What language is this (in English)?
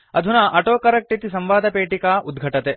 Sanskrit